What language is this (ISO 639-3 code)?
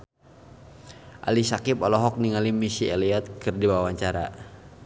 sun